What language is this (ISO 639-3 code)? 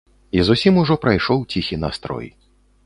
bel